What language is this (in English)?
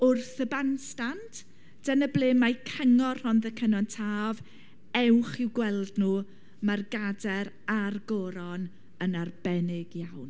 Welsh